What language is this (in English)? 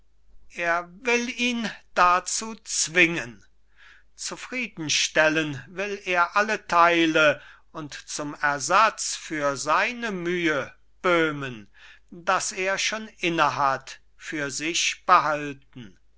German